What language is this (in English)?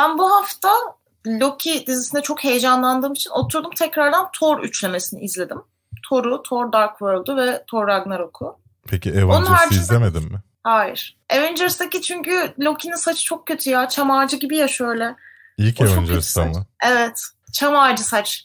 Turkish